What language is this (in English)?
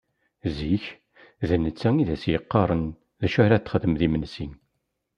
Kabyle